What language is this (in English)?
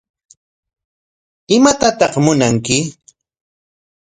Corongo Ancash Quechua